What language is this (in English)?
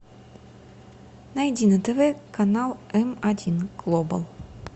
Russian